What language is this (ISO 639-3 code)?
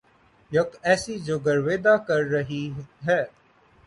urd